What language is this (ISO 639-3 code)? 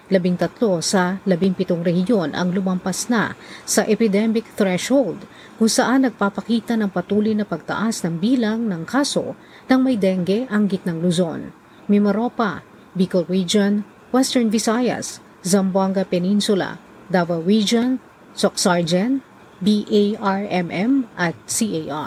fil